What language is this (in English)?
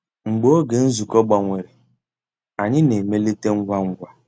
Igbo